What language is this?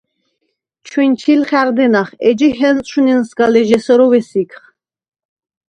Svan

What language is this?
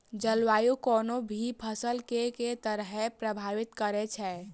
Maithili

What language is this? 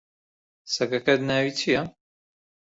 Central Kurdish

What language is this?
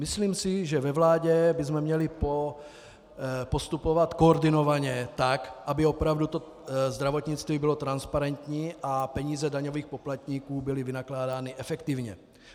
Czech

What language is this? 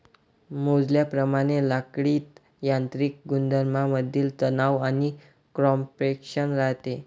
Marathi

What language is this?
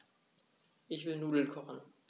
German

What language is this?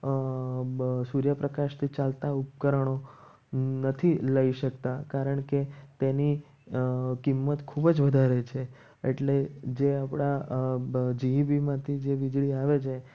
Gujarati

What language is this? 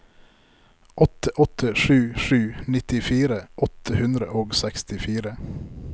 Norwegian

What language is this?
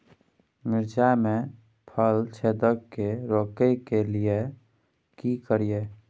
Maithili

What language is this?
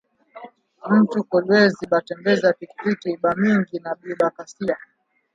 Swahili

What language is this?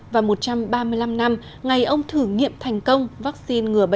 Vietnamese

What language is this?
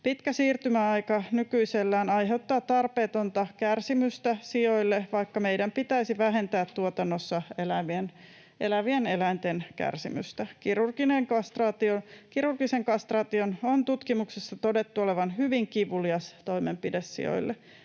Finnish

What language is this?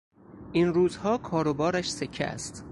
Persian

